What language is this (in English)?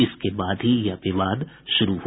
Hindi